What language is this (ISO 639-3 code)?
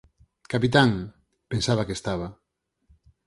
glg